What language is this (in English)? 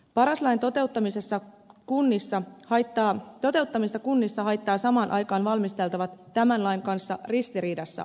Finnish